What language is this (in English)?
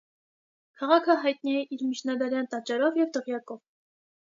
Armenian